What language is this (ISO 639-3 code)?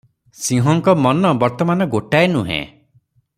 ori